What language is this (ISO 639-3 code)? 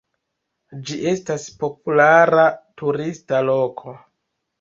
epo